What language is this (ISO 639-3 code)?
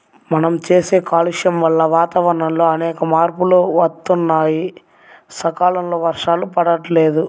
tel